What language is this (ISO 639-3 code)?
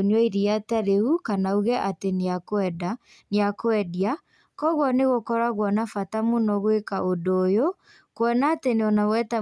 kik